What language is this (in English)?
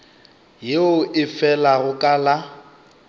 Northern Sotho